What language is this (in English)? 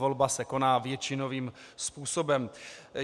Czech